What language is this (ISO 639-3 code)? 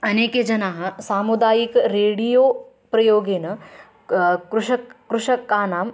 san